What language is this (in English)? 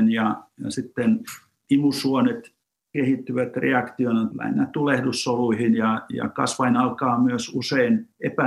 Finnish